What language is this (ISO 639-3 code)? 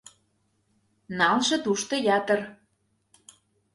chm